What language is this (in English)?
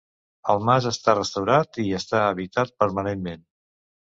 Catalan